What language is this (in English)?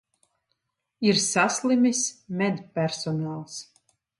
Latvian